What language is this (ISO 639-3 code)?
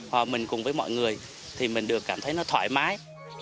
vie